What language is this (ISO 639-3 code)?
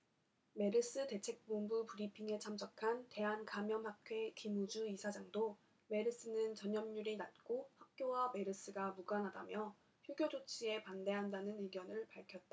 kor